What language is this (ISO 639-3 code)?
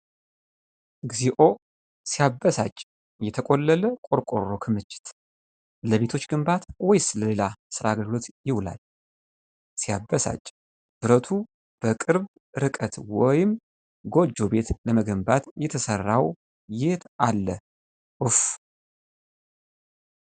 amh